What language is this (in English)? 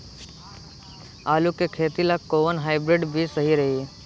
Bhojpuri